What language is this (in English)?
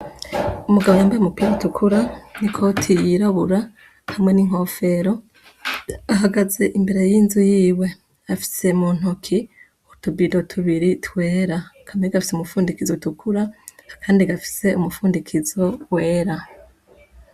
Rundi